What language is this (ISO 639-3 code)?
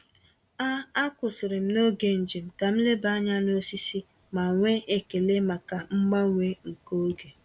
ibo